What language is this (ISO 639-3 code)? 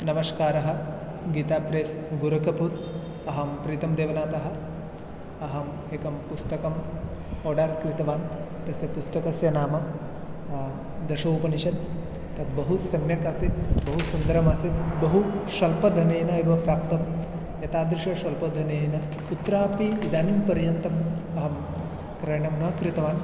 san